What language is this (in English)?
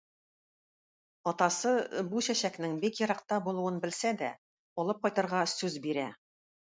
Tatar